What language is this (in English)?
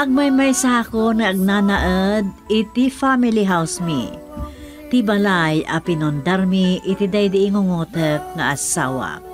Filipino